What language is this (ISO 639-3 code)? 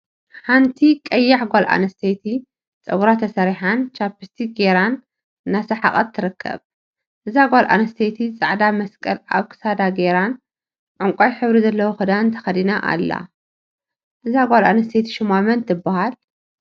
tir